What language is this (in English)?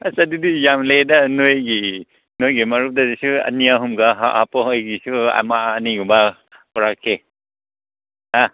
Manipuri